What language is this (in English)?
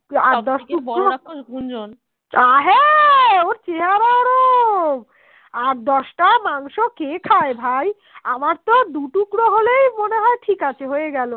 Bangla